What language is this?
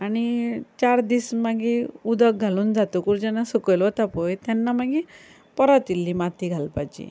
Konkani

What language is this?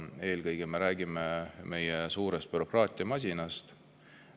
Estonian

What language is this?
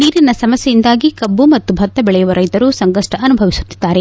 Kannada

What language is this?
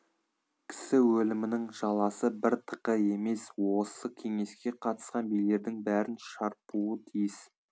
Kazakh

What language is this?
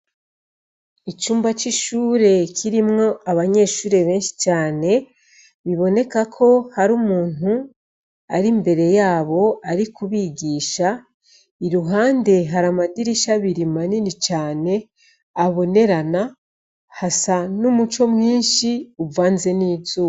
Rundi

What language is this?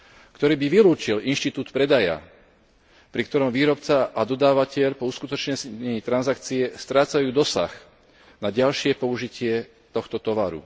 Slovak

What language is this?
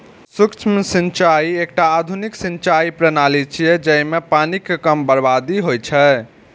Maithili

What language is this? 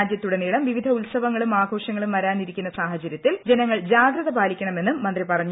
Malayalam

